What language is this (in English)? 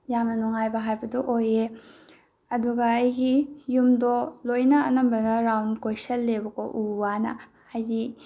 Manipuri